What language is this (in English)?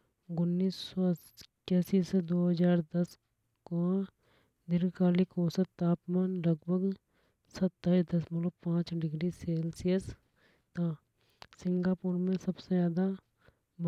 Hadothi